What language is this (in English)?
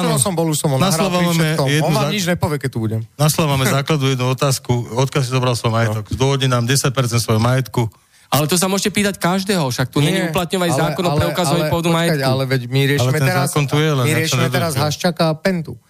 Slovak